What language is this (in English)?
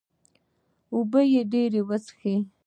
Pashto